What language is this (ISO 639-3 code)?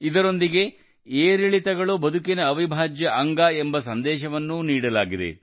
kan